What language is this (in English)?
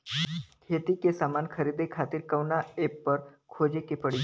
Bhojpuri